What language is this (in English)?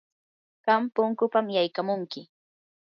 Yanahuanca Pasco Quechua